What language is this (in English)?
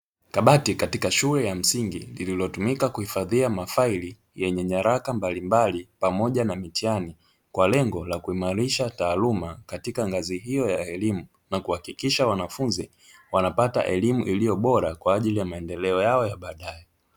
Swahili